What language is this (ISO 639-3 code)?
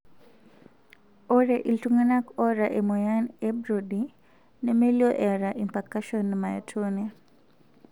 mas